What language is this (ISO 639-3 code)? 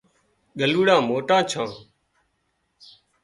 kxp